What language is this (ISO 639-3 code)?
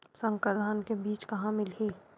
hne